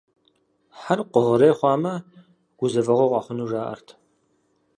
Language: Kabardian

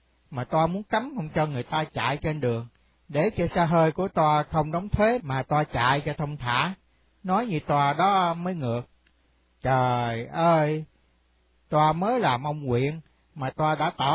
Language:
Vietnamese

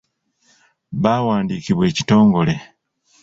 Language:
Ganda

